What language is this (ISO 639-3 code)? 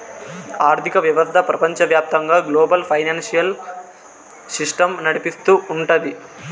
tel